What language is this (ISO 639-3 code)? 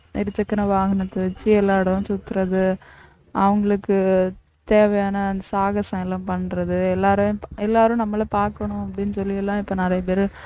tam